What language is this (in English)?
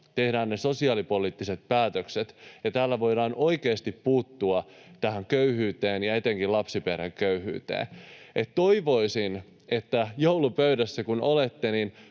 Finnish